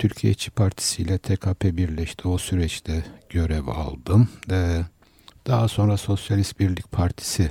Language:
Turkish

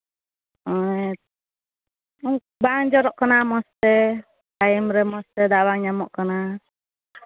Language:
Santali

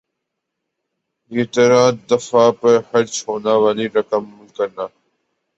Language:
Urdu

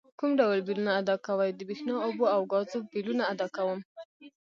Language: Pashto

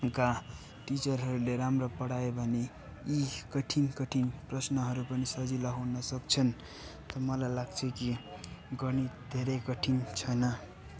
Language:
Nepali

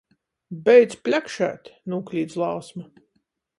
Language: Latgalian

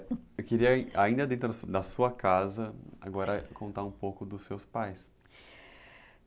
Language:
Portuguese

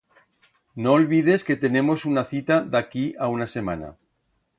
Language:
Aragonese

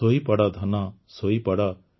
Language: Odia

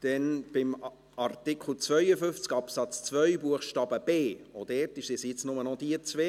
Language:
Swiss German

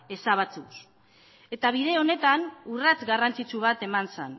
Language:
Basque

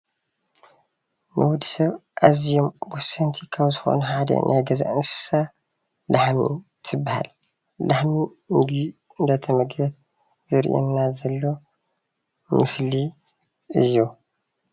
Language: Tigrinya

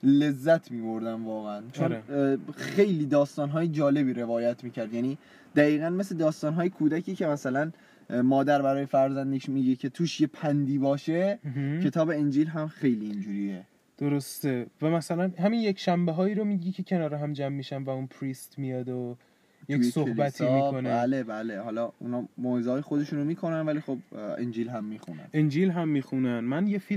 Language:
Persian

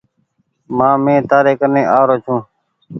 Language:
Goaria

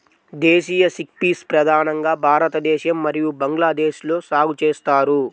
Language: Telugu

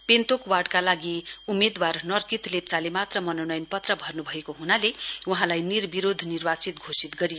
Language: Nepali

